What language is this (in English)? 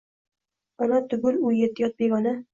Uzbek